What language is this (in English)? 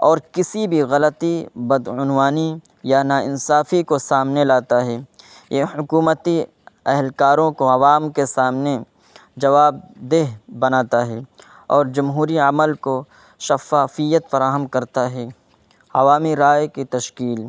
Urdu